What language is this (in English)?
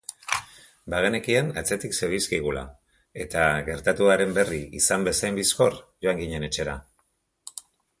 Basque